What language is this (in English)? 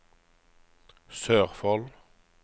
Norwegian